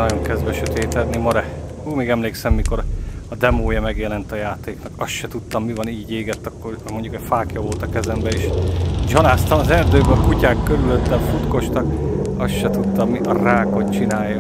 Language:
Hungarian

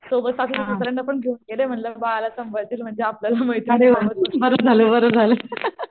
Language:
Marathi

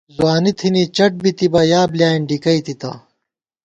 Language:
Gawar-Bati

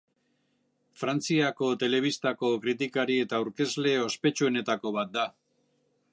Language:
Basque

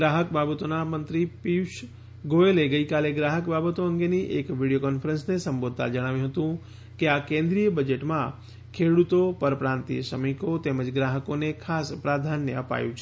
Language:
Gujarati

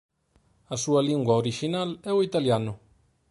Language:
Galician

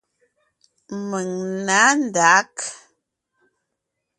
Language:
Ngiemboon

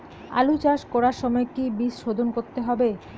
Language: Bangla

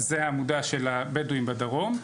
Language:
Hebrew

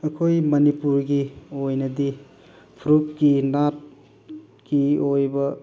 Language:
Manipuri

